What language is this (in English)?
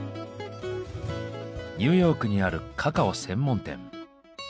Japanese